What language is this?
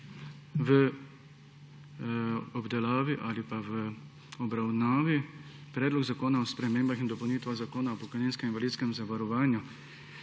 Slovenian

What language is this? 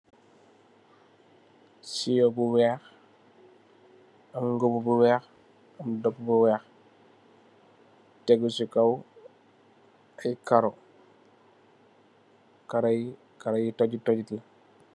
Wolof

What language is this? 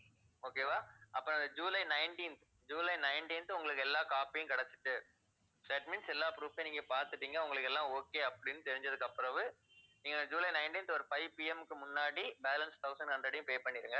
Tamil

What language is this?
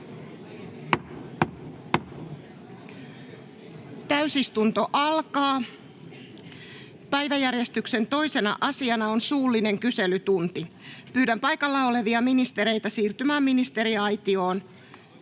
Finnish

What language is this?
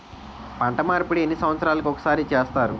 Telugu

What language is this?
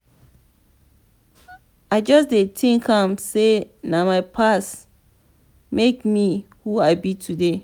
Nigerian Pidgin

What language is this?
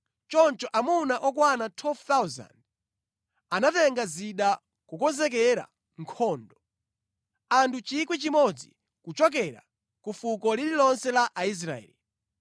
Nyanja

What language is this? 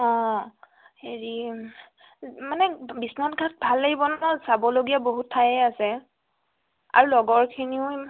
Assamese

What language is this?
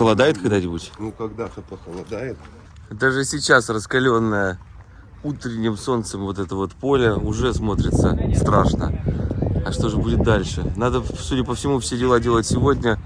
Russian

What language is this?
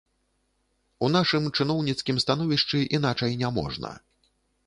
Belarusian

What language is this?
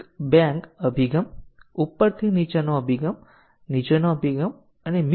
Gujarati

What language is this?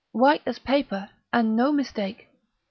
English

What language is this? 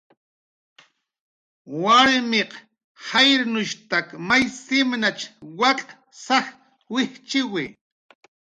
Jaqaru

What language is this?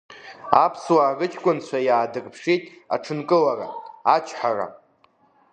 Abkhazian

